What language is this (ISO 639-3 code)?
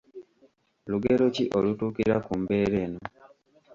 lug